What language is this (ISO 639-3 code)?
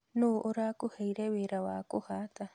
kik